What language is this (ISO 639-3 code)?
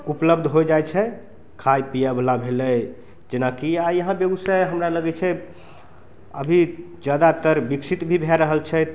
mai